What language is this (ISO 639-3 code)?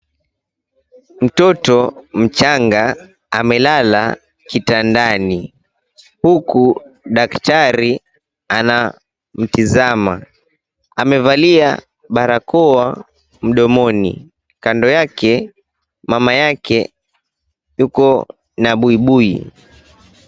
swa